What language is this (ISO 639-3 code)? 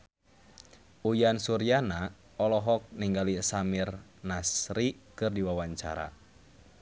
sun